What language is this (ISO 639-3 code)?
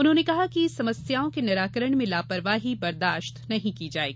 hin